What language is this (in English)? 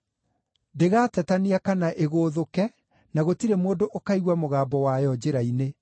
Kikuyu